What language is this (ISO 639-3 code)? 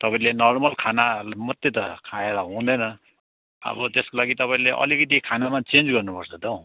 nep